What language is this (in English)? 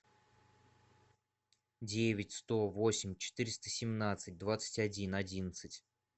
Russian